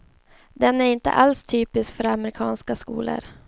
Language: Swedish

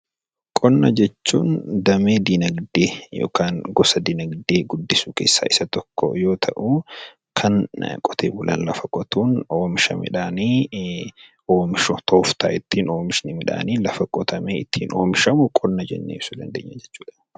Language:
Oromo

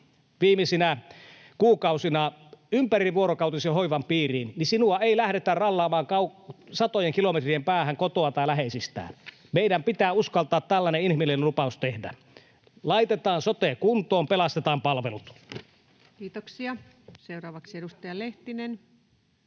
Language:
Finnish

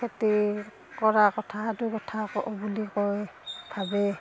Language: Assamese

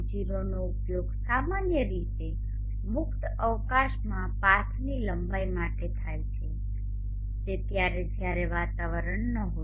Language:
Gujarati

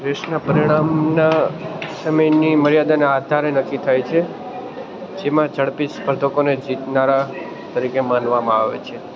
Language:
Gujarati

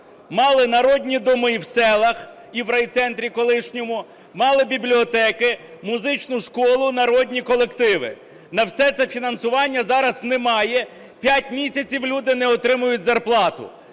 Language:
Ukrainian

